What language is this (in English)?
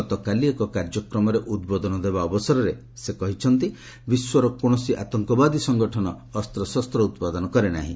Odia